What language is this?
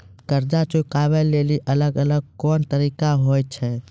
Maithili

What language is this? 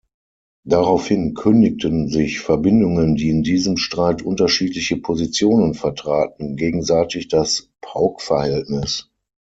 German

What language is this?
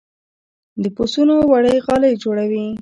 Pashto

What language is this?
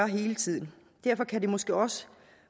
Danish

